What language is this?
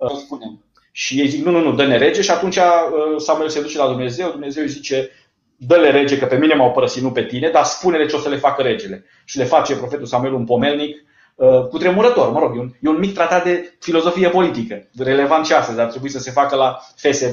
Romanian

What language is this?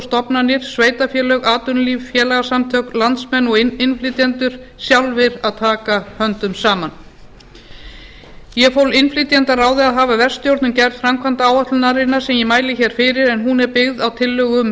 Icelandic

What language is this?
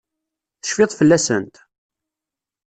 Kabyle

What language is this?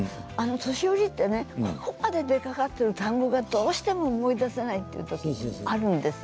Japanese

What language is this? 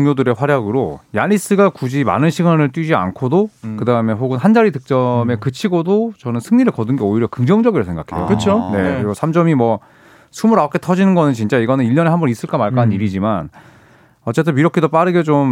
Korean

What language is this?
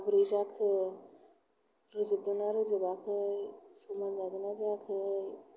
Bodo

